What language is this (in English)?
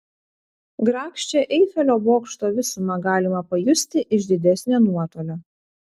Lithuanian